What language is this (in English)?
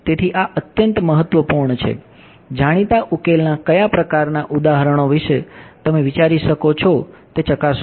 Gujarati